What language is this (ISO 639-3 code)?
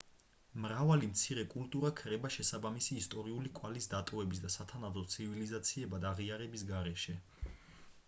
kat